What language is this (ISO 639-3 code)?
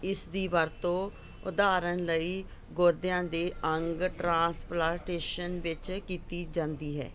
pan